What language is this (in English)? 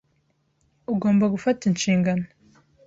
Kinyarwanda